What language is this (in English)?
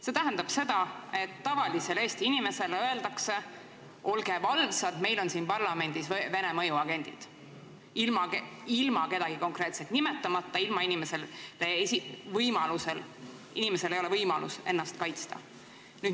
Estonian